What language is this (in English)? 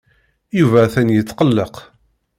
Kabyle